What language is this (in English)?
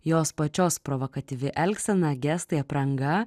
Lithuanian